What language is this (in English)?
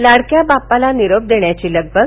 Marathi